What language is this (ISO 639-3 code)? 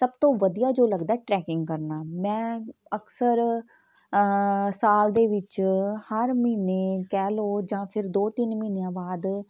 pan